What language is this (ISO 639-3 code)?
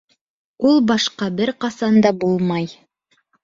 bak